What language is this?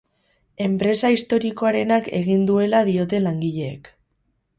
Basque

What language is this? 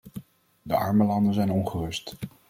Dutch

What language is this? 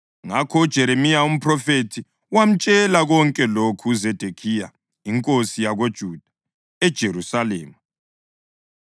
North Ndebele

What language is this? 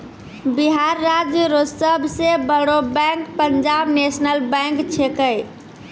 Maithili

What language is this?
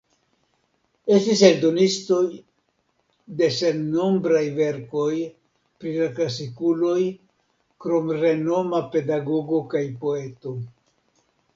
Esperanto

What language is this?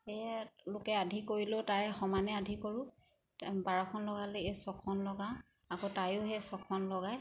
Assamese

